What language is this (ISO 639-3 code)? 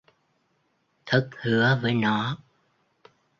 vie